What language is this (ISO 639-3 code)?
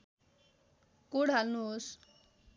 nep